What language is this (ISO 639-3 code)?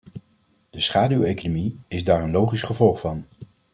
nld